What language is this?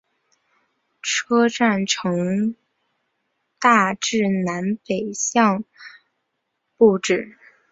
Chinese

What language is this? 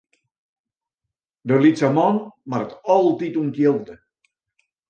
Western Frisian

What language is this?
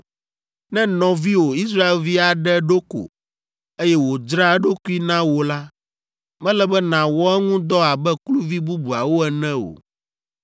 Ewe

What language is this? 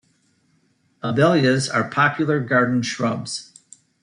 English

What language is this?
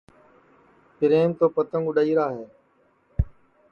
Sansi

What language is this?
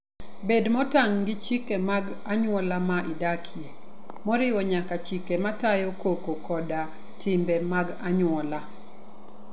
Luo (Kenya and Tanzania)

